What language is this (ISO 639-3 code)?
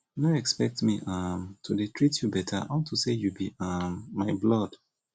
pcm